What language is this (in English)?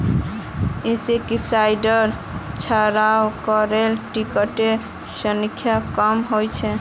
Magahi